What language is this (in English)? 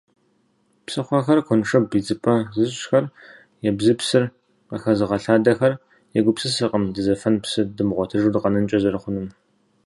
Kabardian